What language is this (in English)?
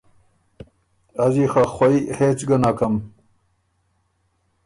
Ormuri